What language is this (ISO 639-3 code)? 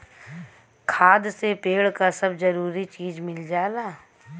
bho